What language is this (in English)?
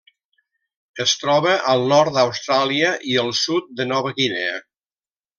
Catalan